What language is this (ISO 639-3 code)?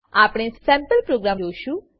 guj